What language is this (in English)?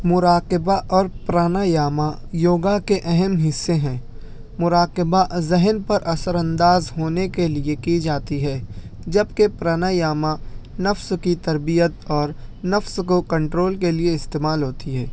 Urdu